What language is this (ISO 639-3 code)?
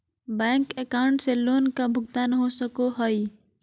mag